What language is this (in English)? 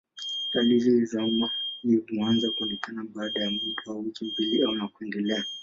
Swahili